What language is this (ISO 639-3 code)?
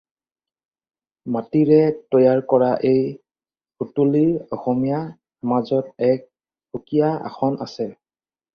asm